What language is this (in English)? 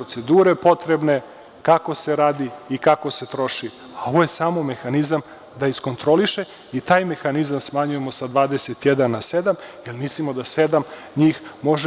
Serbian